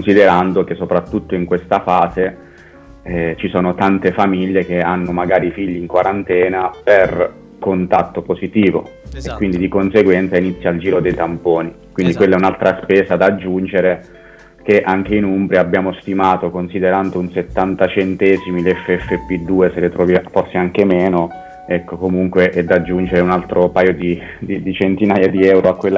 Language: Italian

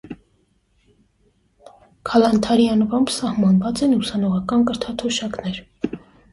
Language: Armenian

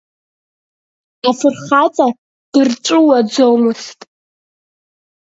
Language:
Abkhazian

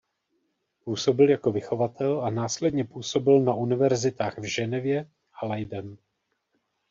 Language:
Czech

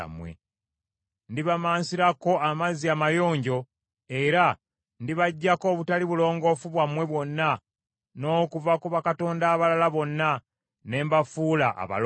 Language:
Ganda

